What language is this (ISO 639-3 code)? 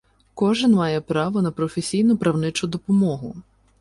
ukr